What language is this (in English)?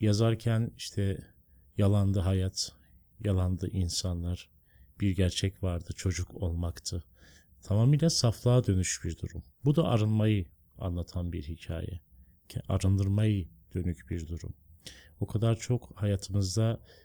Turkish